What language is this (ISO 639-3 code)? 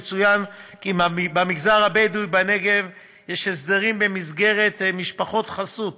heb